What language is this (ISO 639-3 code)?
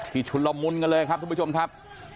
tha